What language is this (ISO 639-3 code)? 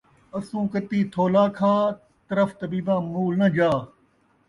skr